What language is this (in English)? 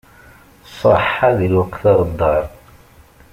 Kabyle